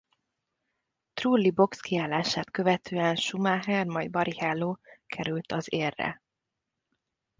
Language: Hungarian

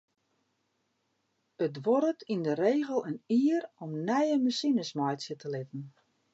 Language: Western Frisian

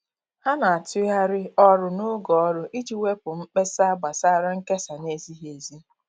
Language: Igbo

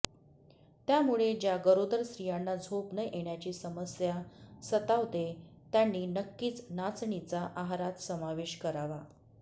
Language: Marathi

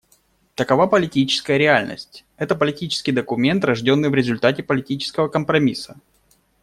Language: Russian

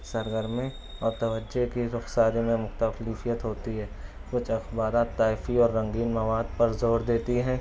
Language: Urdu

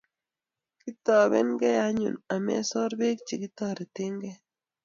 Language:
Kalenjin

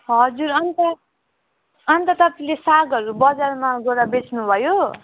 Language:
Nepali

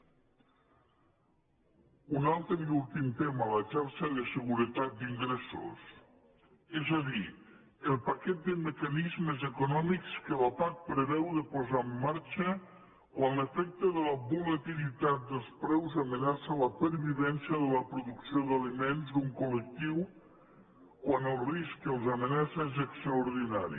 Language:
Catalan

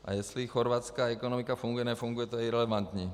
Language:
Czech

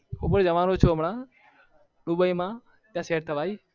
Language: Gujarati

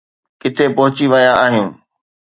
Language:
Sindhi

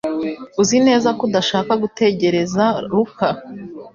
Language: Kinyarwanda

